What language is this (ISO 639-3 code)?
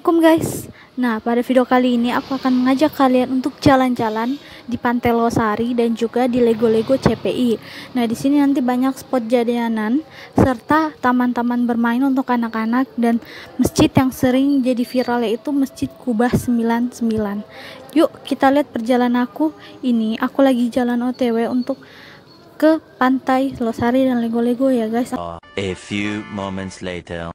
ind